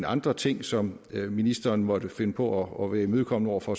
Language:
Danish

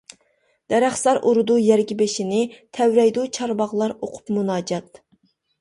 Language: Uyghur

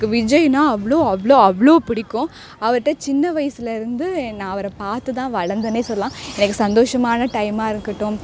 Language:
Tamil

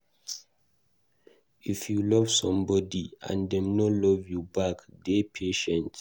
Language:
Nigerian Pidgin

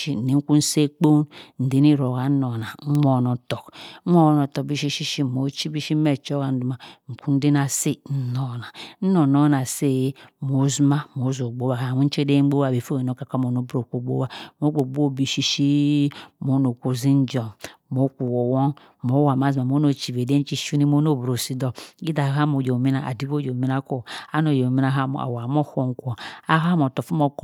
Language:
Cross River Mbembe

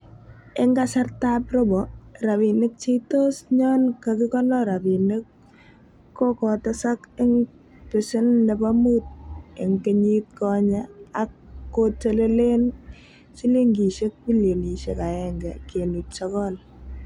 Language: Kalenjin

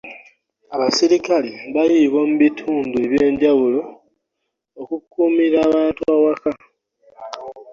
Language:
Ganda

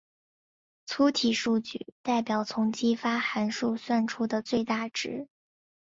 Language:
Chinese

